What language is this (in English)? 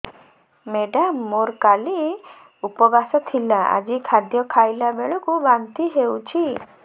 Odia